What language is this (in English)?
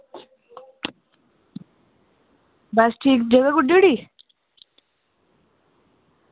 Dogri